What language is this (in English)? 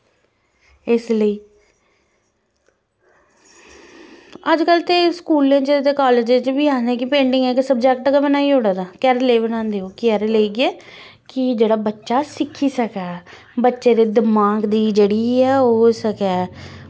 Dogri